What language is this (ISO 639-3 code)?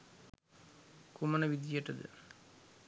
sin